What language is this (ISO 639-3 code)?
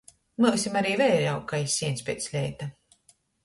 ltg